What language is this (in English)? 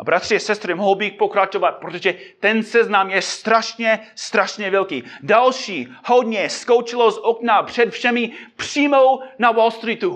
Czech